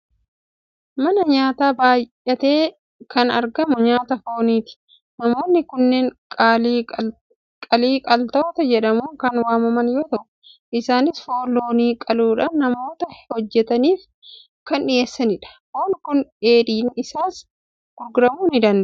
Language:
Oromo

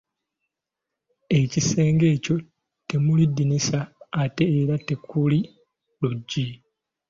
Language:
Ganda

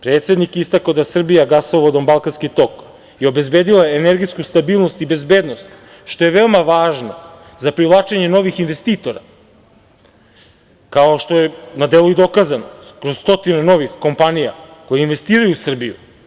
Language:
Serbian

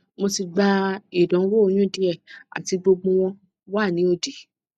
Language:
Yoruba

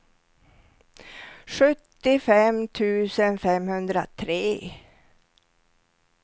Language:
Swedish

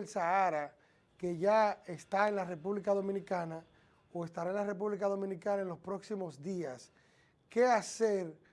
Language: Spanish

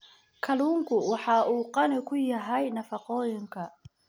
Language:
Somali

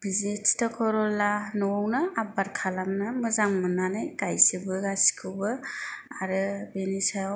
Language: Bodo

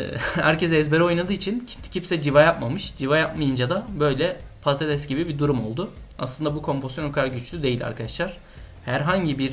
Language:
Turkish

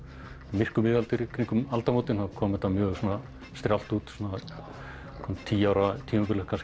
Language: Icelandic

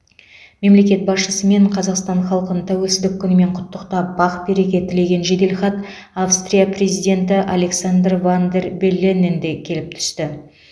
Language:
Kazakh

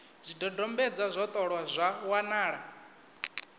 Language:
Venda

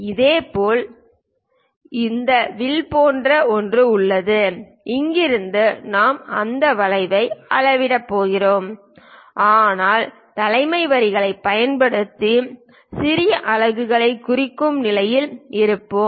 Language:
Tamil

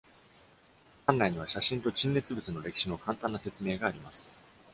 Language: Japanese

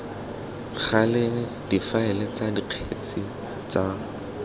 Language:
Tswana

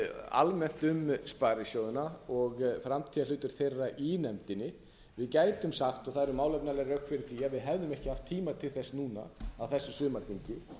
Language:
Icelandic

